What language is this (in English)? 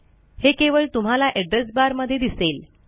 Marathi